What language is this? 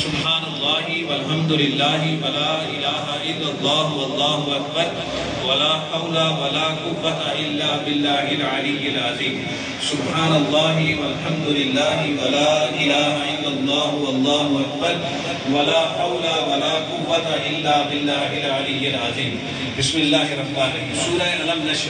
Arabic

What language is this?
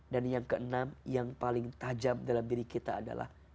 Indonesian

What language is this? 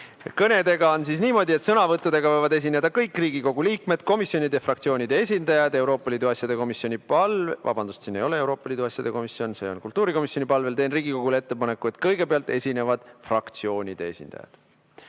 Estonian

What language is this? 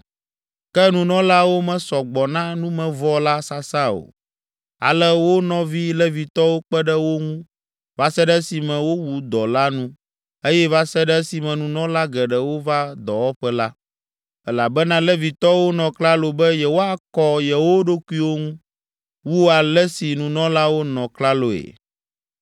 Ewe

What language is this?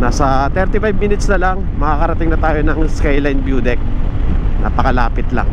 Filipino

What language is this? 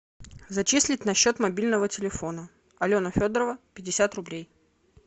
Russian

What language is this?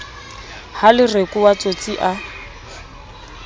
Southern Sotho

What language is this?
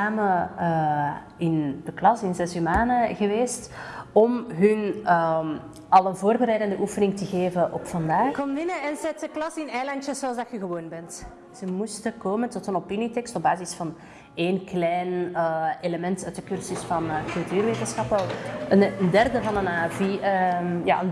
Dutch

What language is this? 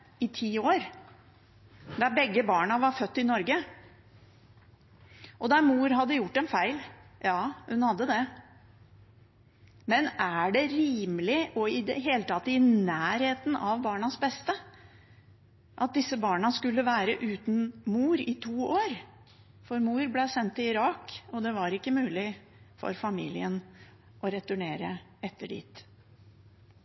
Norwegian Bokmål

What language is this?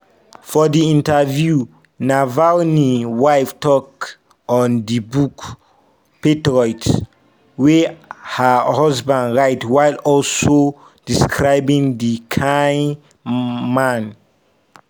Nigerian Pidgin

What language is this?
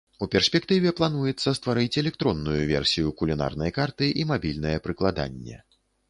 Belarusian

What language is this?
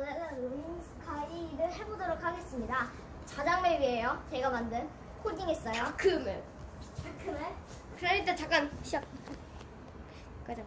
Korean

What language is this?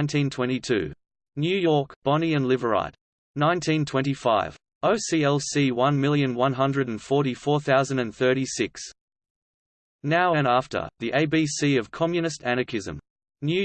English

